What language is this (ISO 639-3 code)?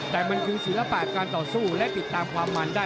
tha